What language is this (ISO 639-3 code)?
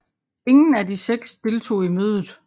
dan